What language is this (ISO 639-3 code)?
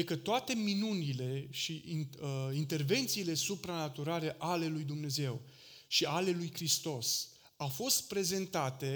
ron